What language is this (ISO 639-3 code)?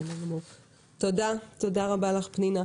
heb